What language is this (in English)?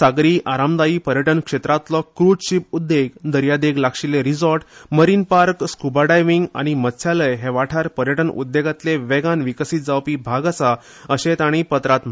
Konkani